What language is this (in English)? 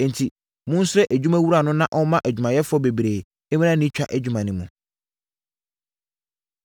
Akan